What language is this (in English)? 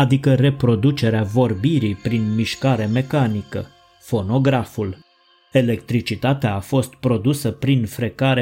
Romanian